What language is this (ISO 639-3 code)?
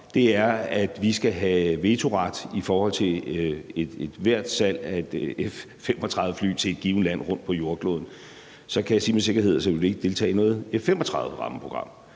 dan